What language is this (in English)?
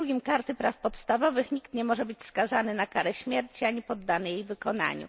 Polish